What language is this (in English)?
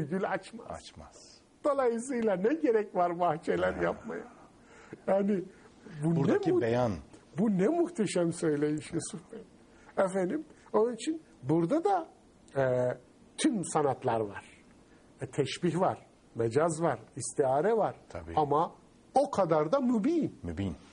Turkish